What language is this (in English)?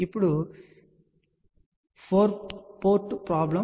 Telugu